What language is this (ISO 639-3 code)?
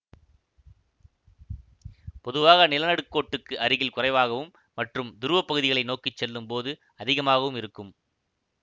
tam